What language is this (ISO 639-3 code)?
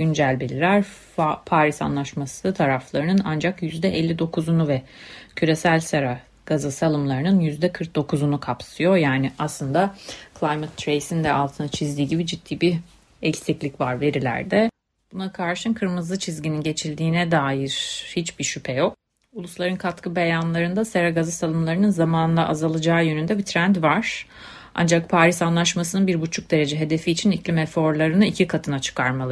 tur